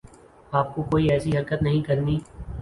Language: Urdu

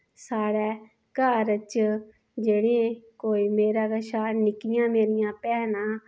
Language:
Dogri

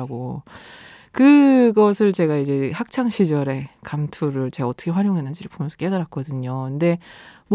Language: Korean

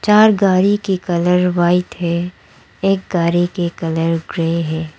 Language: Hindi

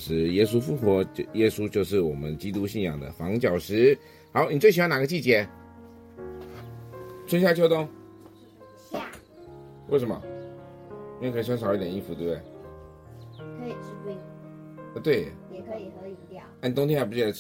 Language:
Chinese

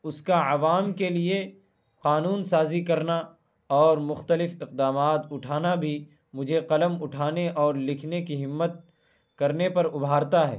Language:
Urdu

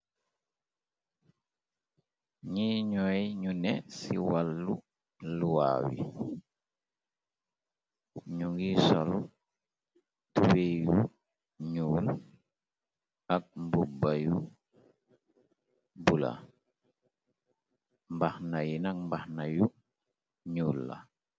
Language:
Wolof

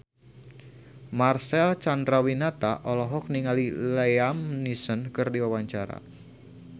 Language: Sundanese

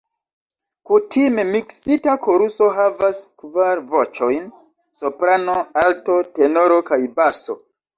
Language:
Esperanto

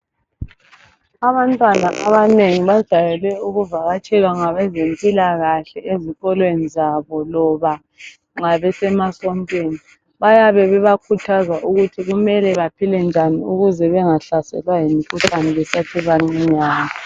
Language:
North Ndebele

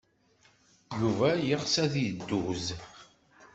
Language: Kabyle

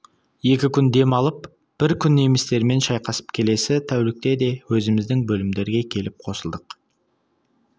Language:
Kazakh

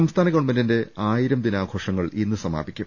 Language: Malayalam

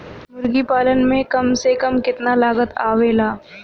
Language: Bhojpuri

